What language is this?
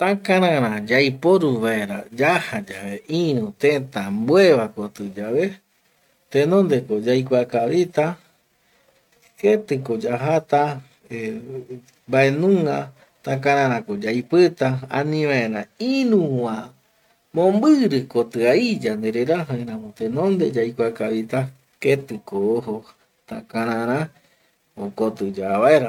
Eastern Bolivian Guaraní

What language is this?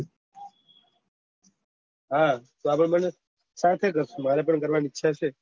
Gujarati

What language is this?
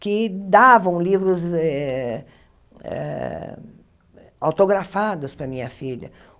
Portuguese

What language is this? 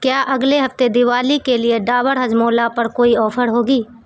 Urdu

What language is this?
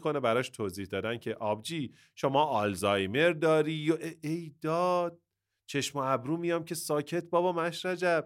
Persian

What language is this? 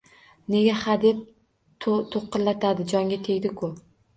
Uzbek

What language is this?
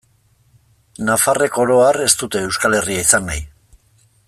Basque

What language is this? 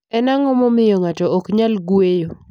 Luo (Kenya and Tanzania)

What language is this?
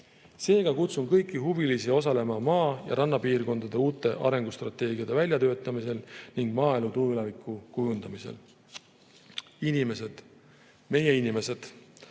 Estonian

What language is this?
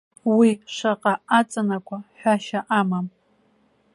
Abkhazian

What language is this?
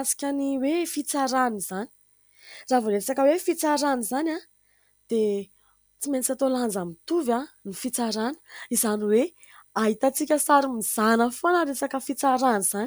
Malagasy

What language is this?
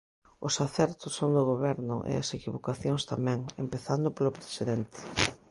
Galician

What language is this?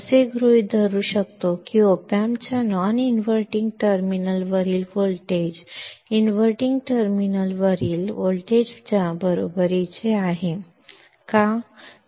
Kannada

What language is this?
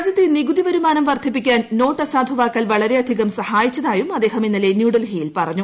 Malayalam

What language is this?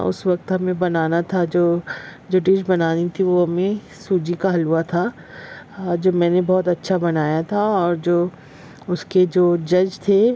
Urdu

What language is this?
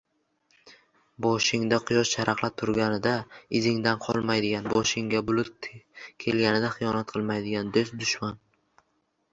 Uzbek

